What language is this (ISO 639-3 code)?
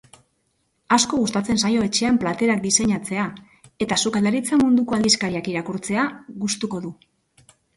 eus